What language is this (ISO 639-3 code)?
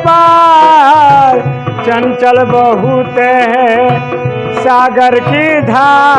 hin